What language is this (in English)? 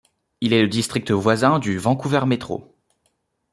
French